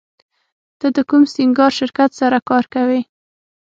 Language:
Pashto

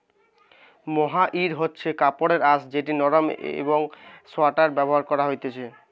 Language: Bangla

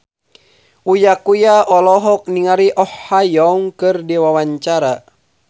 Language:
Sundanese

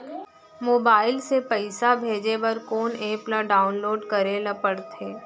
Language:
Chhattisgarhi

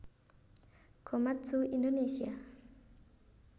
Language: Javanese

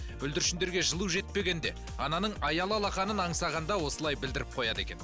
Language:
Kazakh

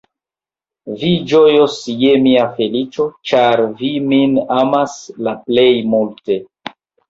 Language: Esperanto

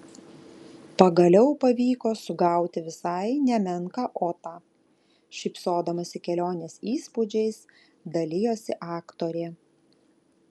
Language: Lithuanian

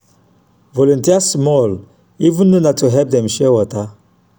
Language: Nigerian Pidgin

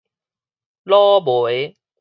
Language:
Min Nan Chinese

